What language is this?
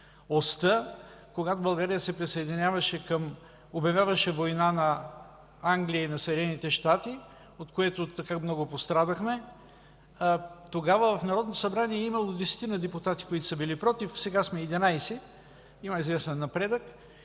Bulgarian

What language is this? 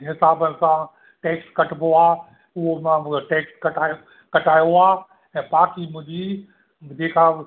Sindhi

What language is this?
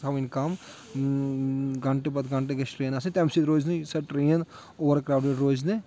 Kashmiri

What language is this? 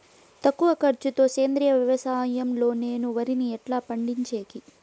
Telugu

